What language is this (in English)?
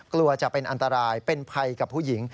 Thai